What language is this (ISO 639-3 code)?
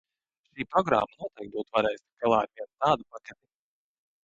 lav